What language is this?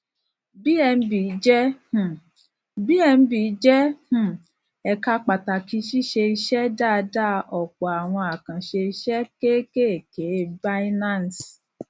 Yoruba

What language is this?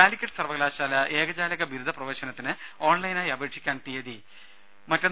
Malayalam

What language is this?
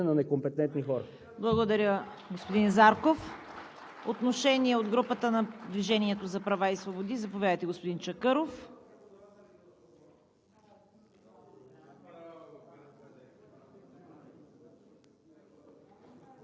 Bulgarian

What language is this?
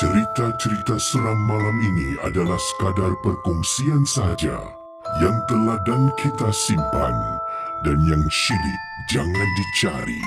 Malay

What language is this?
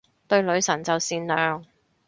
Cantonese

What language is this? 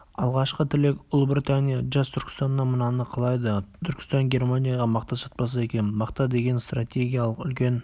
Kazakh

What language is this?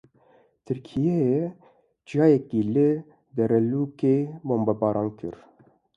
Kurdish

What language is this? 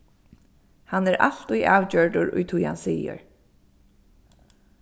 Faroese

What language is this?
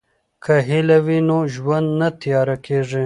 Pashto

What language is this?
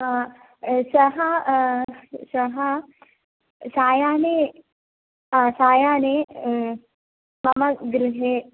Sanskrit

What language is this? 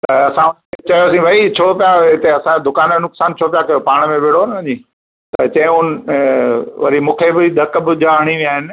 Sindhi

